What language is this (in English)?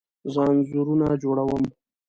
Pashto